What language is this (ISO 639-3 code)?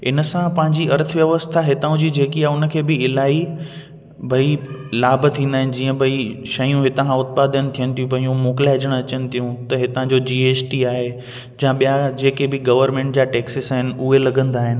snd